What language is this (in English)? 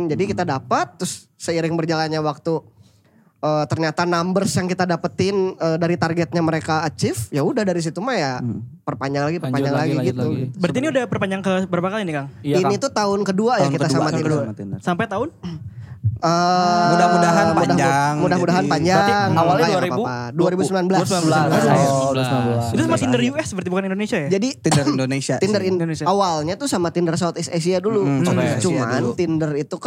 Indonesian